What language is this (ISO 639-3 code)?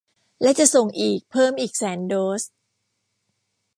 tha